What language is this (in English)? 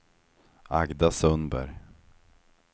Swedish